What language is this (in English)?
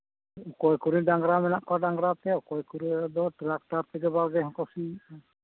Santali